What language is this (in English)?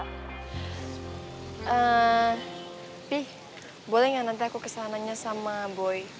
Indonesian